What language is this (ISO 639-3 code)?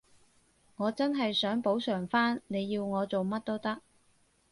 yue